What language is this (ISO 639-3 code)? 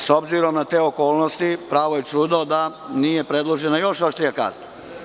srp